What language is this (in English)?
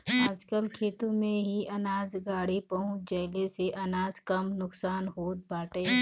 Bhojpuri